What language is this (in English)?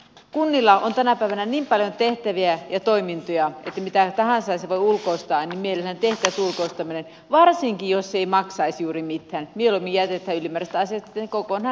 Finnish